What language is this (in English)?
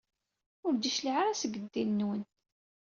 Kabyle